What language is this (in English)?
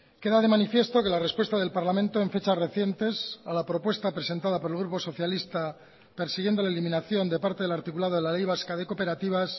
Spanish